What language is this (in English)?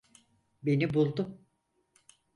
Turkish